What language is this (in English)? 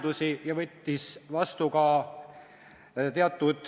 Estonian